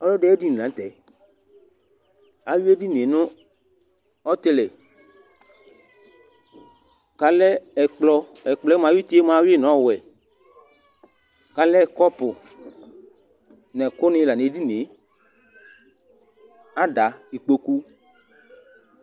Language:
Ikposo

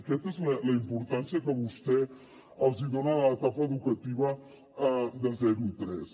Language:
Catalan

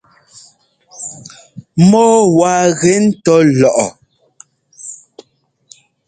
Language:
Ngomba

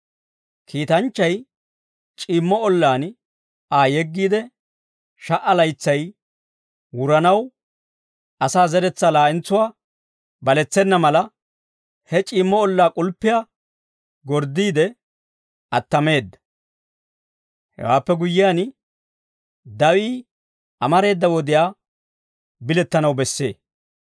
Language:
Dawro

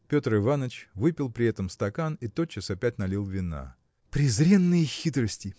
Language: Russian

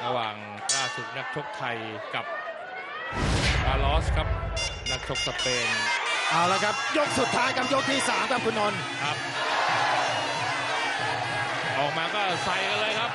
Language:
Thai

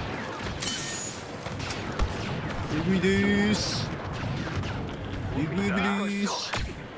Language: Japanese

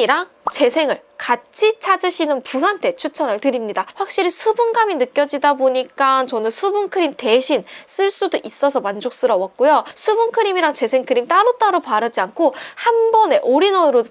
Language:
Korean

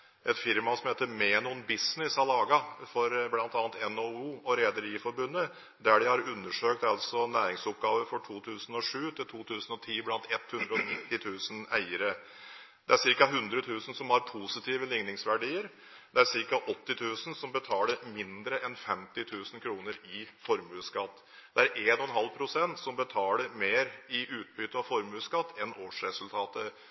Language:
Norwegian Bokmål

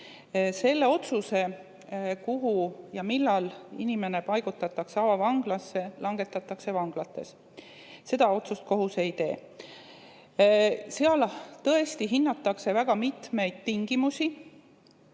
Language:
Estonian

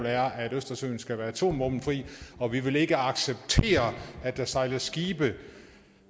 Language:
Danish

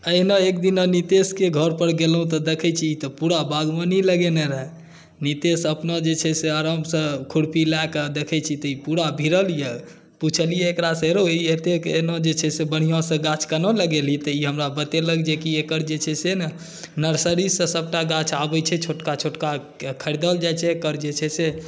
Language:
Maithili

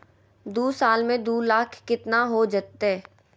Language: Magahi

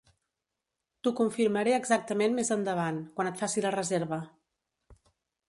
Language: Catalan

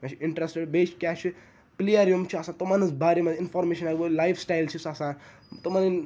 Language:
Kashmiri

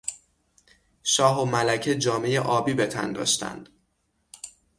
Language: Persian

